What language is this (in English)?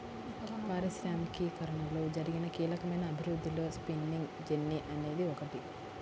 Telugu